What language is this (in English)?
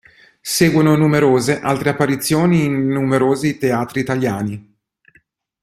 Italian